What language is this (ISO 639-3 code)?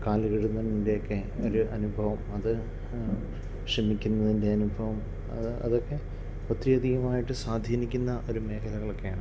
mal